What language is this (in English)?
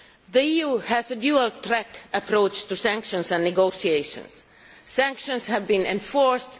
English